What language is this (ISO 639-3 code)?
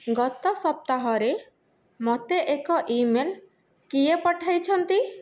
ori